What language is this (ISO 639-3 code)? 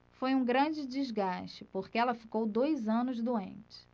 por